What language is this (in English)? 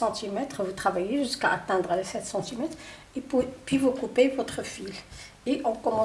French